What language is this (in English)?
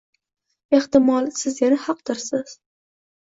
Uzbek